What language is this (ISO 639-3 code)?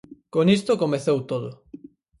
glg